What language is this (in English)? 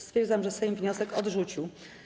Polish